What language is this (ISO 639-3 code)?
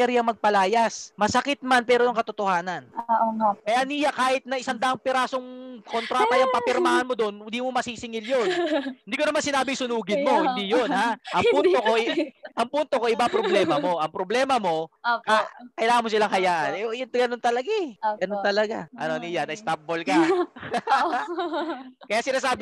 fil